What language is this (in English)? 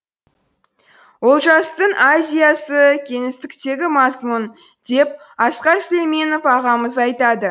Kazakh